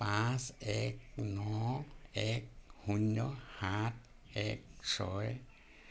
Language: Assamese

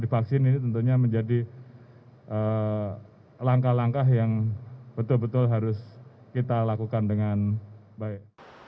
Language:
Indonesian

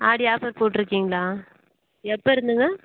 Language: Tamil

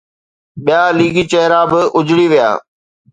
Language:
Sindhi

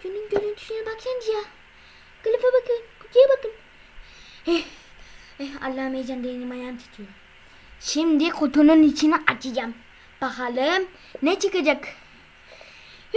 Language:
Turkish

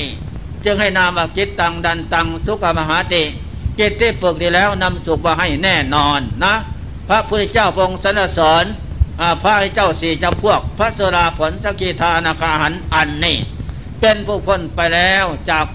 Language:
Thai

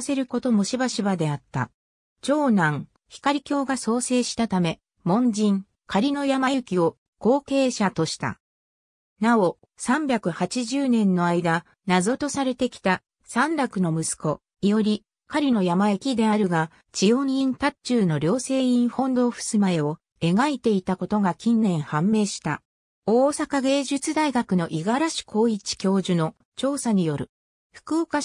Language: Japanese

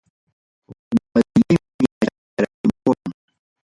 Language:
Ayacucho Quechua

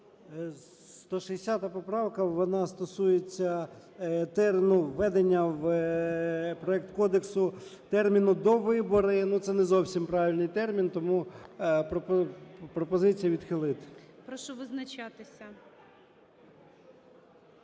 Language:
Ukrainian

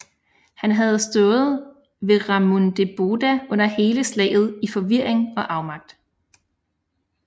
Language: Danish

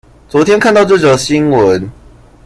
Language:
Chinese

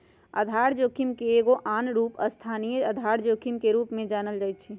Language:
Magahi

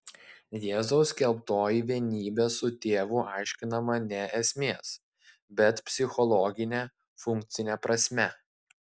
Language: Lithuanian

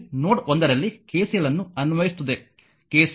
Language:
Kannada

